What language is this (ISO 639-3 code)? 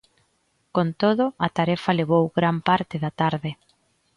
glg